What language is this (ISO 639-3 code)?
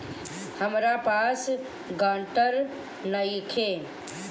bho